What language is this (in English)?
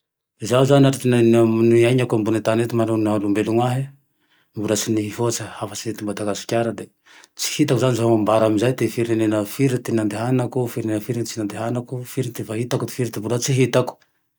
Tandroy-Mahafaly Malagasy